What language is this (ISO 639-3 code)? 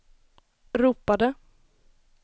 swe